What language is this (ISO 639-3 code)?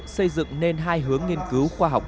vie